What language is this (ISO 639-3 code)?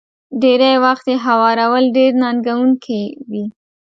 pus